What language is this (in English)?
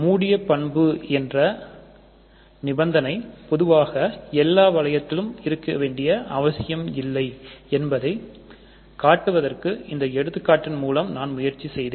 Tamil